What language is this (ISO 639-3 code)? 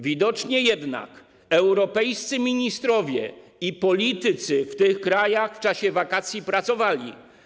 pol